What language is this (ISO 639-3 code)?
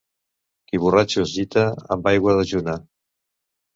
cat